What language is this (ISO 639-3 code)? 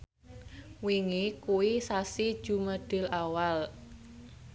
jav